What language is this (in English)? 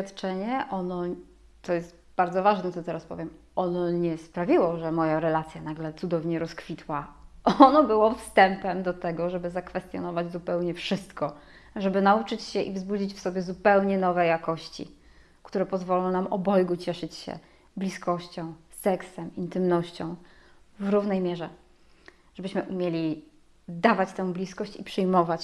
Polish